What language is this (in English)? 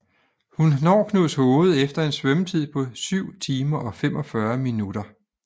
Danish